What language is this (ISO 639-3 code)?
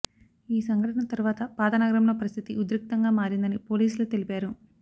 tel